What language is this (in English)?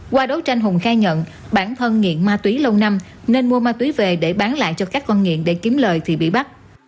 Vietnamese